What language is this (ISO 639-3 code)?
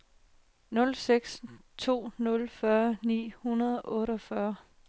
dan